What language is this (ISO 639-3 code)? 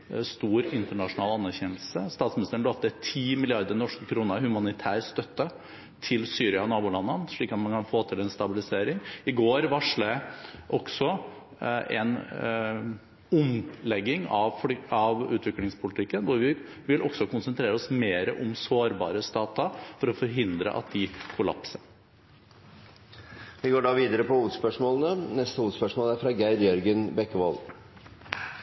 nob